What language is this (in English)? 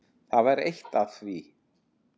Icelandic